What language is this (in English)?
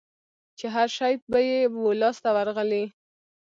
Pashto